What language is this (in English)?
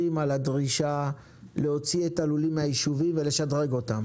Hebrew